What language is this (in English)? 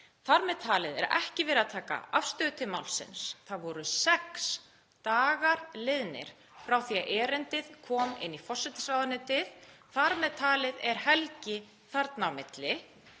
Icelandic